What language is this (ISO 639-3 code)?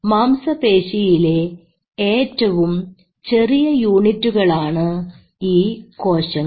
mal